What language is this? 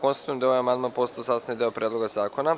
Serbian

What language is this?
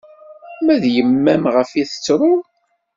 Kabyle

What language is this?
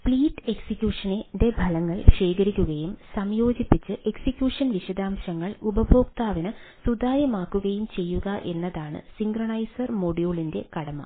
Malayalam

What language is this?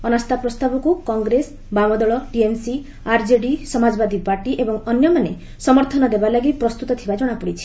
Odia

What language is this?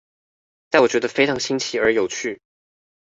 Chinese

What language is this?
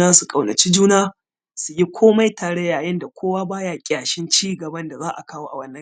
Hausa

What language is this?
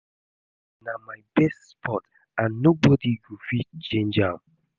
Nigerian Pidgin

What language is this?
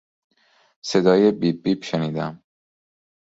Persian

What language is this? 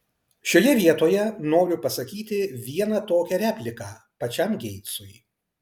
Lithuanian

